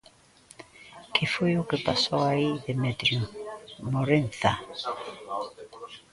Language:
Galician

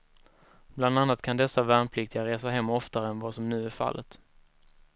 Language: Swedish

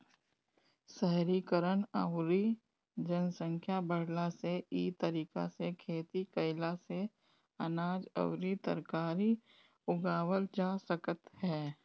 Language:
Bhojpuri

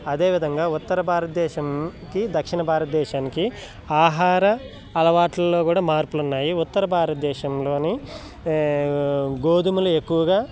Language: Telugu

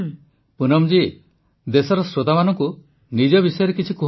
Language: Odia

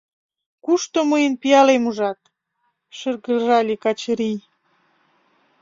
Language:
Mari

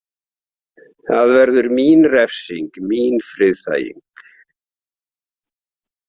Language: Icelandic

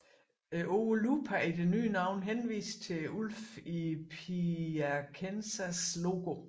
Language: Danish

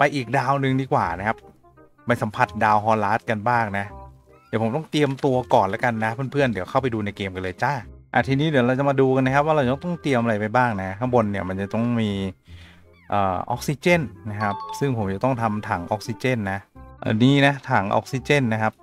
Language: Thai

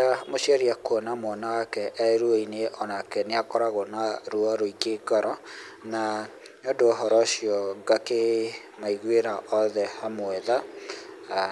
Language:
Kikuyu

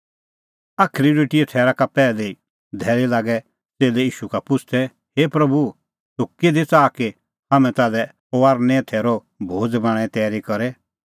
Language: Kullu Pahari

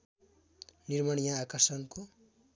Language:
Nepali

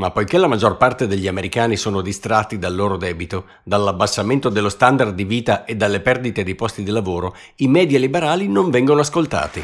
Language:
Italian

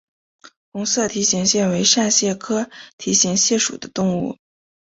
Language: Chinese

